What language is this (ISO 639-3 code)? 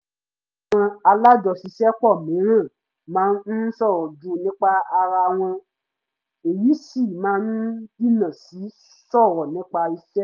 yor